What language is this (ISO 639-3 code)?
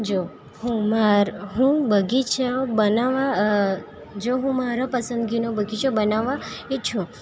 guj